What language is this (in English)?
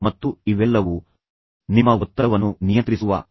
Kannada